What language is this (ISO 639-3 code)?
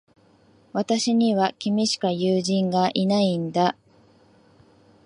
jpn